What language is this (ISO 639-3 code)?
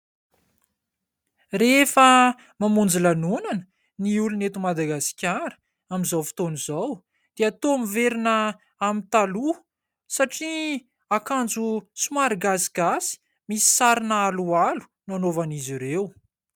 mlg